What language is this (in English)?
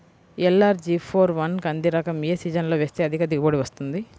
Telugu